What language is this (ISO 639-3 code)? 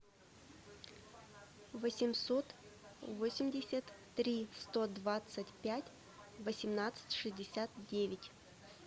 rus